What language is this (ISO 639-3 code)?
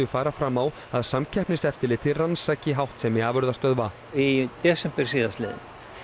isl